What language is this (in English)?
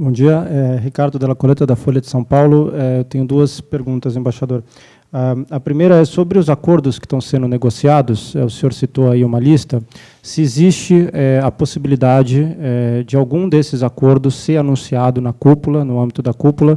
Portuguese